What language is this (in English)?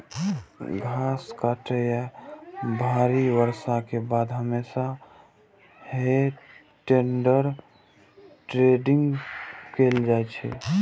Maithili